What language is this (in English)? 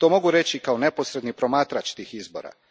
Croatian